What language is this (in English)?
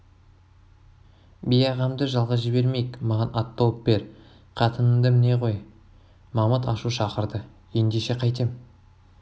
Kazakh